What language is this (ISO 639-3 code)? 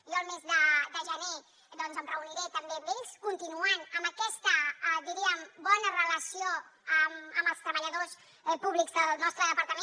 cat